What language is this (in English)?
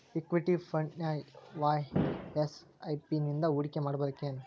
Kannada